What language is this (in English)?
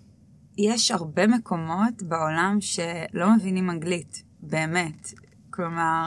Hebrew